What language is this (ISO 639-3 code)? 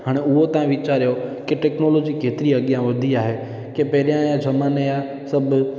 snd